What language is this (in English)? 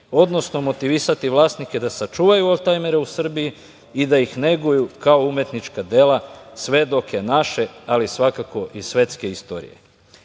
Serbian